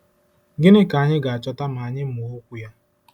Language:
Igbo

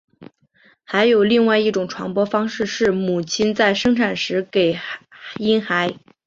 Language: Chinese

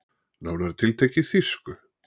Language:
Icelandic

